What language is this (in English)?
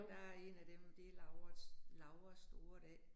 Danish